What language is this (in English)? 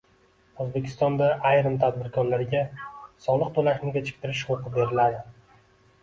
Uzbek